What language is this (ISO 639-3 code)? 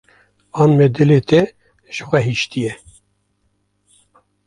kur